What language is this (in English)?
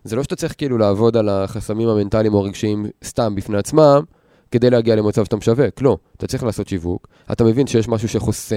Hebrew